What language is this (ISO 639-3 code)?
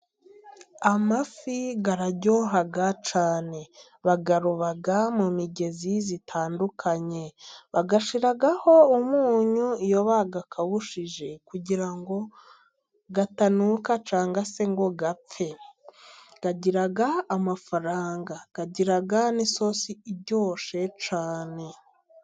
kin